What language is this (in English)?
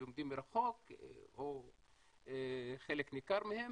Hebrew